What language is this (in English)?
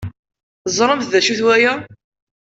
Kabyle